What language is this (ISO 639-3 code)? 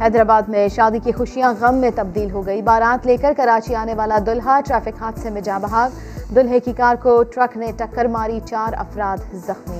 urd